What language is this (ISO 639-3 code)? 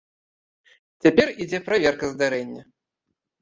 bel